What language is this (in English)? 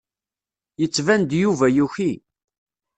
Kabyle